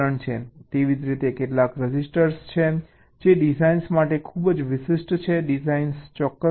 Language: Gujarati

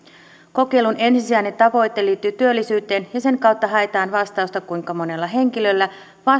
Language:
Finnish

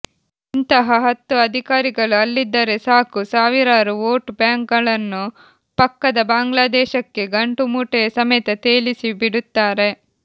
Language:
Kannada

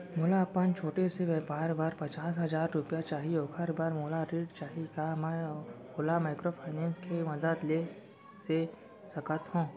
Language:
Chhattisgarhi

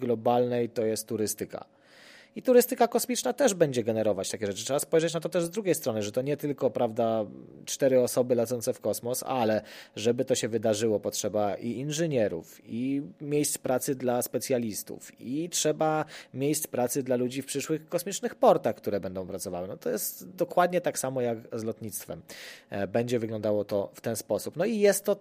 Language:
Polish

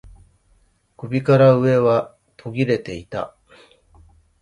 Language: Japanese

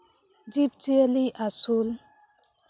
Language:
Santali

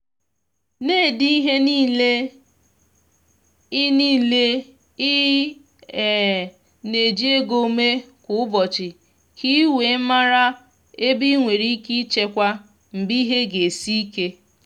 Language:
Igbo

